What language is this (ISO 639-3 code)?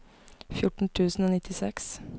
nor